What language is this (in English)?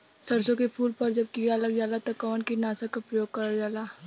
Bhojpuri